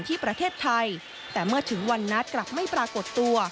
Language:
Thai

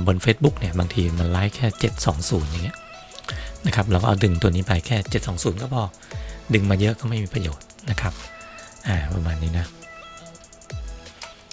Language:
Thai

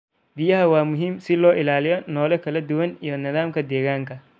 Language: Somali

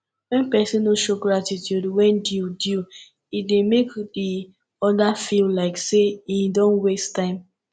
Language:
Nigerian Pidgin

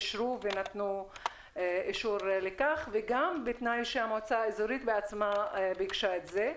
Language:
Hebrew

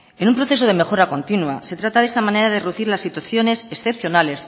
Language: Spanish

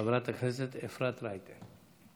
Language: Hebrew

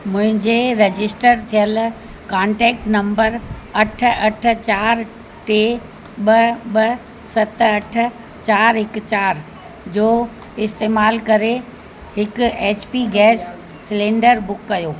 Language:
Sindhi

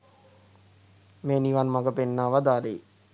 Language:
Sinhala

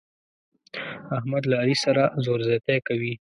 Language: Pashto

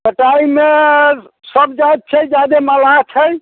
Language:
Maithili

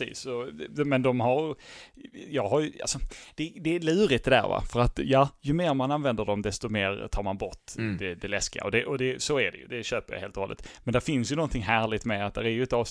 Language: Swedish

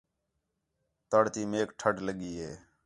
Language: Khetrani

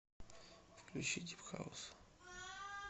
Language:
Russian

